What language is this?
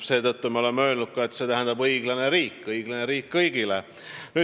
Estonian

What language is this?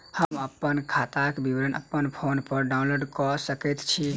Maithili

